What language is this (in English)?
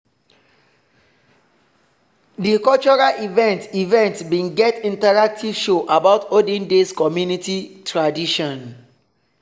Nigerian Pidgin